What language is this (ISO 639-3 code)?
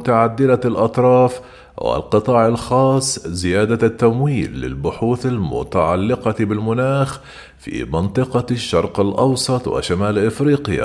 ara